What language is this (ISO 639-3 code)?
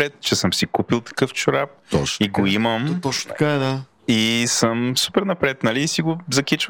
bul